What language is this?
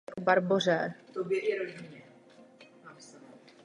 Czech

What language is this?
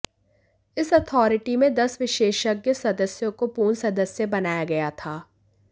Hindi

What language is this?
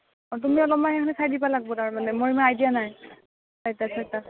Assamese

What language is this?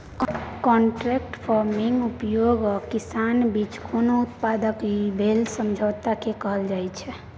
Maithili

